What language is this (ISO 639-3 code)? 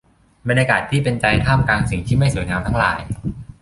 tha